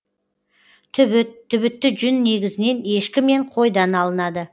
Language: Kazakh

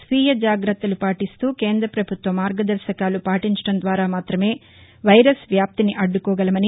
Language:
Telugu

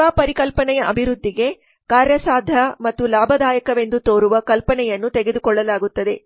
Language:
Kannada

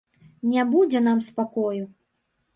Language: Belarusian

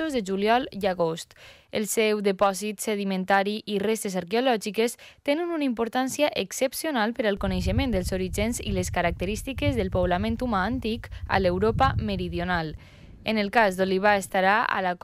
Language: Spanish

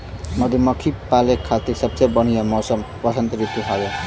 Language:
Bhojpuri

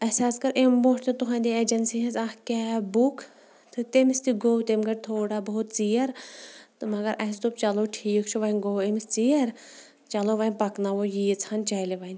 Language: Kashmiri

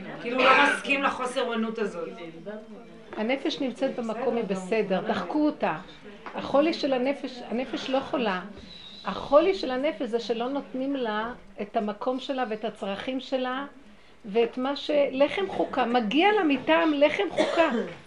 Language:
Hebrew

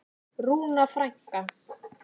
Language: Icelandic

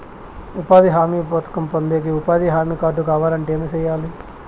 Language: Telugu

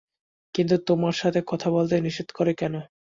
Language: Bangla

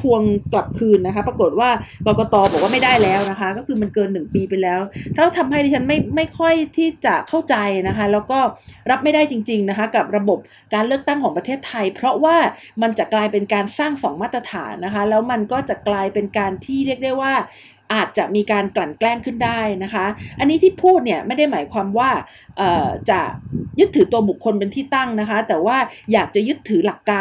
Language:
Thai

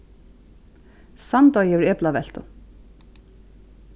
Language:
Faroese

